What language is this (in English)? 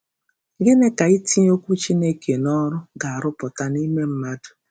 Igbo